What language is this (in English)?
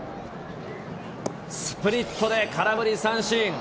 Japanese